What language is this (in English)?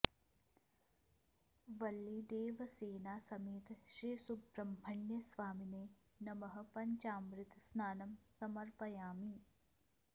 Sanskrit